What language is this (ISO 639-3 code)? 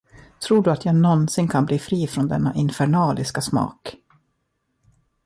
swe